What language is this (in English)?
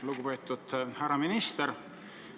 Estonian